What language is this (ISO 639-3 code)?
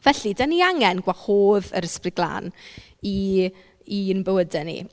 cym